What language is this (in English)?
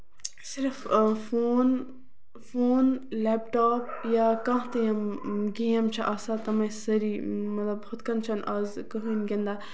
Kashmiri